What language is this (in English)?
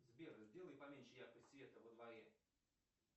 Russian